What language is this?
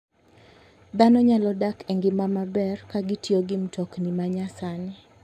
Luo (Kenya and Tanzania)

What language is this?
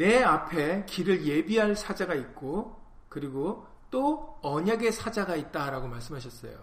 Korean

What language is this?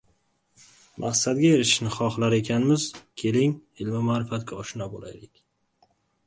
Uzbek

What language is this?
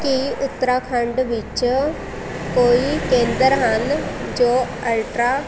Punjabi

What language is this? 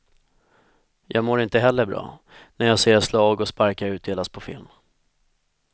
Swedish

